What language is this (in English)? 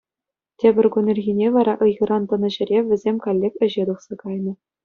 Chuvash